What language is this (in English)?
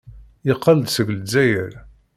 Kabyle